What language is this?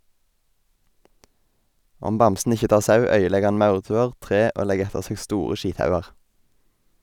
Norwegian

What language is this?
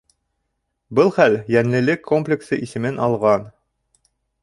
Bashkir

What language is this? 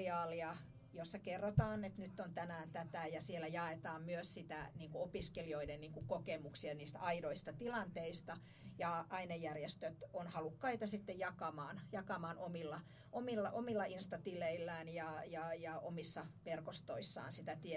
Finnish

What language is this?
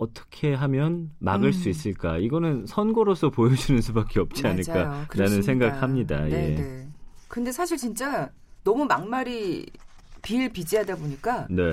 Korean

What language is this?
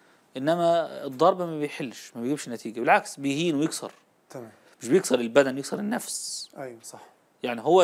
Arabic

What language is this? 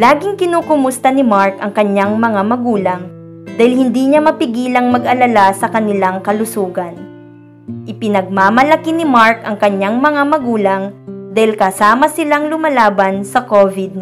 Filipino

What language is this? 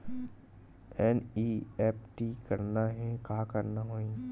Chhattisgarhi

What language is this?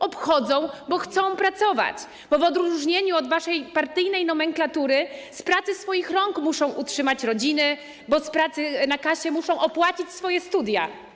Polish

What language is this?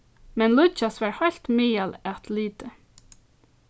Faroese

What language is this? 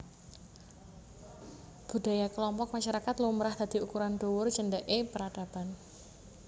Javanese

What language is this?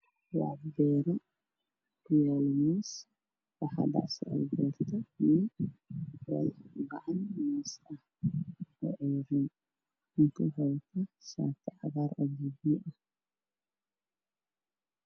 Somali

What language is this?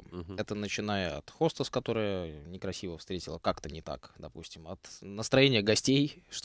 Russian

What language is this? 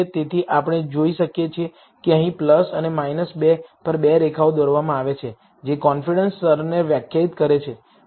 Gujarati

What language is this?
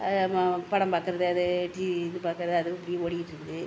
Tamil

